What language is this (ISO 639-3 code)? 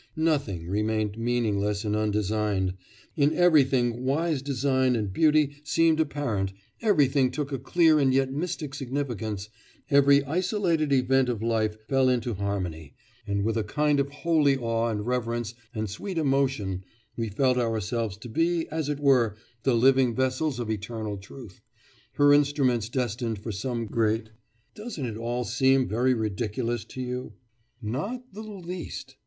eng